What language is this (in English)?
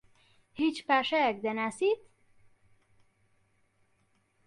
Central Kurdish